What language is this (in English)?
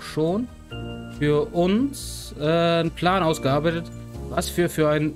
German